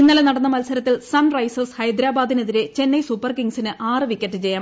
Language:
Malayalam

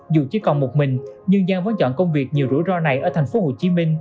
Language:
Vietnamese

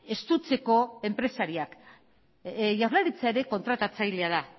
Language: Basque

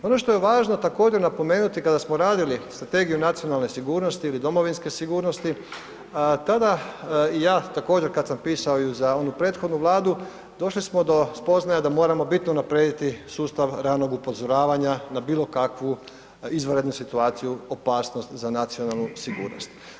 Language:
Croatian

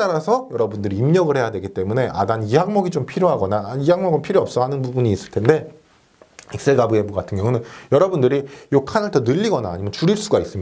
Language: Korean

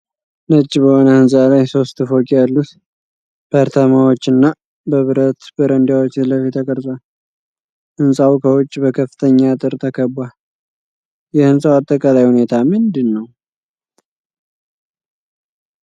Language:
Amharic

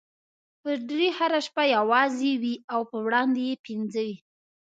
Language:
Pashto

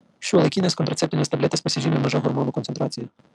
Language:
Lithuanian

